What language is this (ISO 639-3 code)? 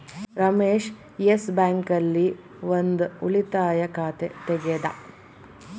kan